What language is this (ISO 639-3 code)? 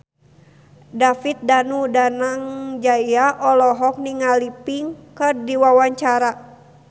sun